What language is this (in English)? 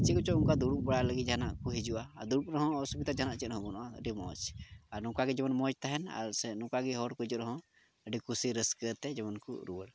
Santali